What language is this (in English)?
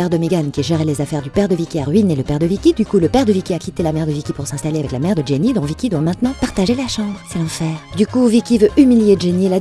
French